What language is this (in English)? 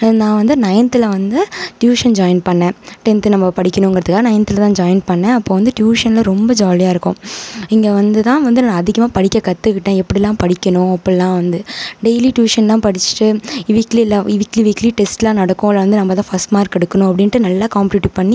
Tamil